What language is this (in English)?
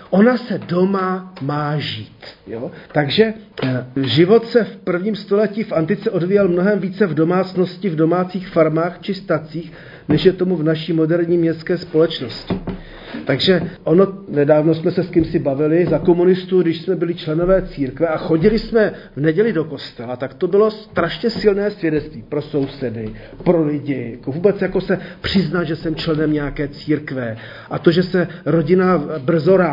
Czech